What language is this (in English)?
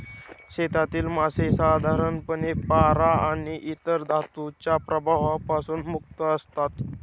Marathi